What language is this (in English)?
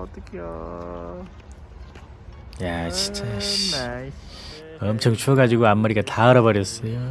Korean